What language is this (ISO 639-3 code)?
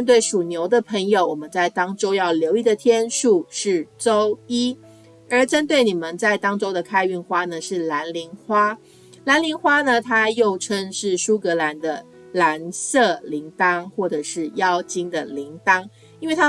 zho